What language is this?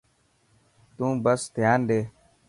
Dhatki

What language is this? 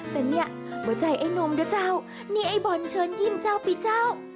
Thai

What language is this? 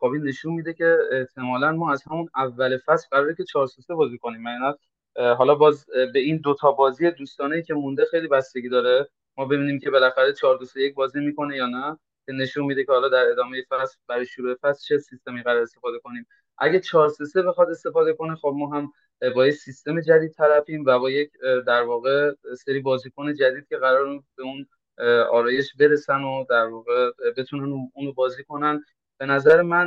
Persian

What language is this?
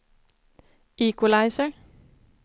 Swedish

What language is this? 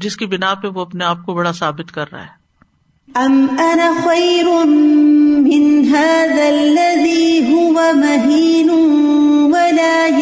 Urdu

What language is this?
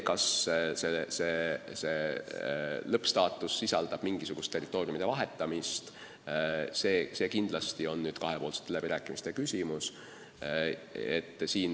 Estonian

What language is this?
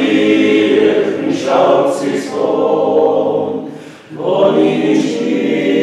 Romanian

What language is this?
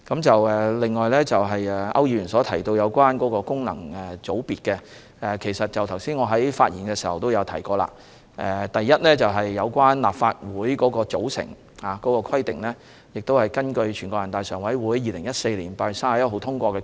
Cantonese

